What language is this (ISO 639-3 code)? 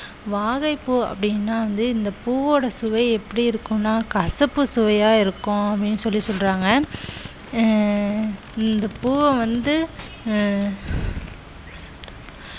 tam